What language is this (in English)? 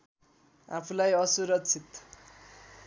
Nepali